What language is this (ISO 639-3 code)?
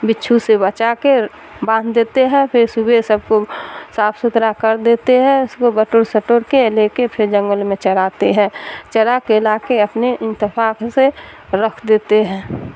urd